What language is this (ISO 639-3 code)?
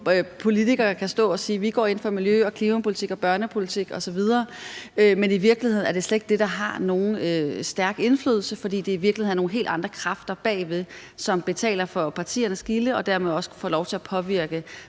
dan